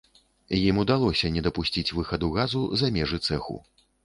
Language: Belarusian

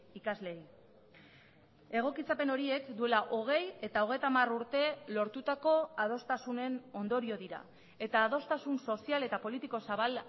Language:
Basque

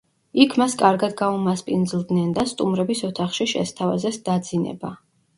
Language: Georgian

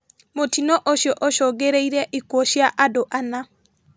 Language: Kikuyu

